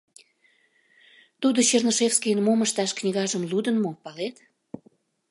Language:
Mari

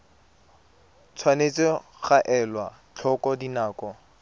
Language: Tswana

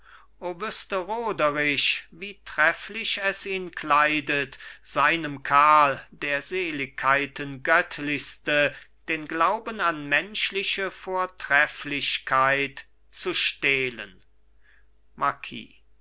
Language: German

